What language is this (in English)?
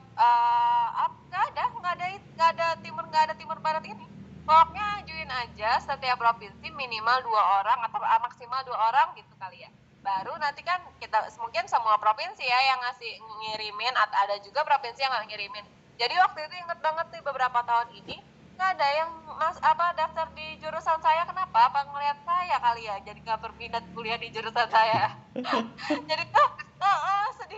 Indonesian